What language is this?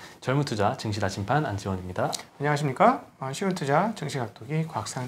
Korean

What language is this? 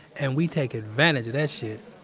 English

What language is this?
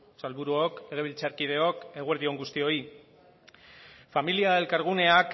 Basque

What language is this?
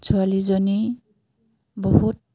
Assamese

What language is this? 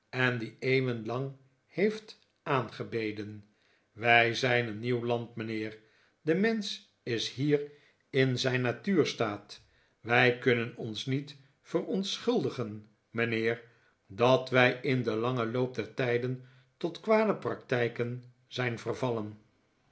Dutch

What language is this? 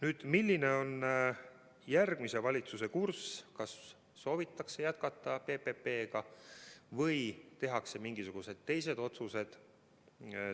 Estonian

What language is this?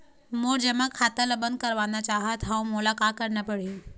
Chhattisgarhi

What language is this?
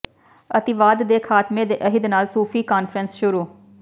Punjabi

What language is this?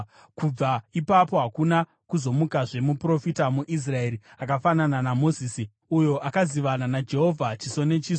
Shona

